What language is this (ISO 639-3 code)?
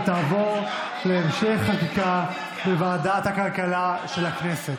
heb